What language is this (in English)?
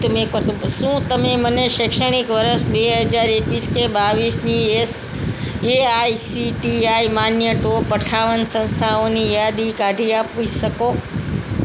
Gujarati